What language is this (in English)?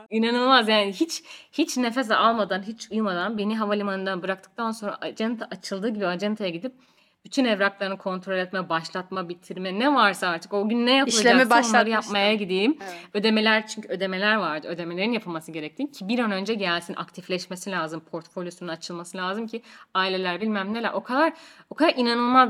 Turkish